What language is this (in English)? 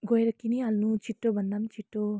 Nepali